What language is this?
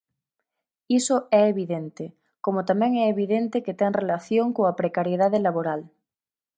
Galician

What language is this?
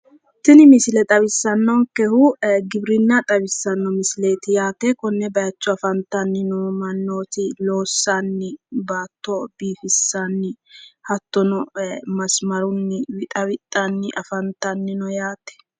Sidamo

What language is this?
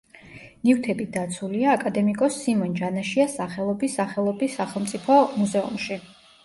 Georgian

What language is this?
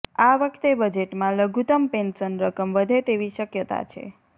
Gujarati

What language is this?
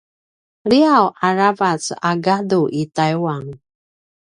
Paiwan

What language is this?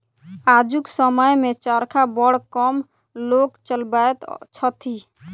Maithili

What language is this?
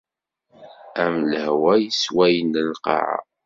Kabyle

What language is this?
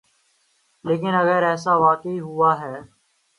Urdu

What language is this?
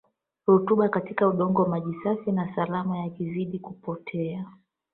Swahili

